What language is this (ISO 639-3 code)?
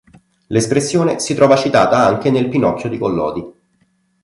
ita